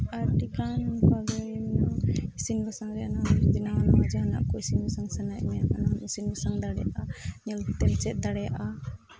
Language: Santali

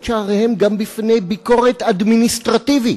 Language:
Hebrew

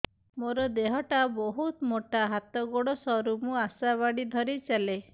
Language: Odia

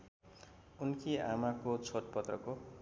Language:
Nepali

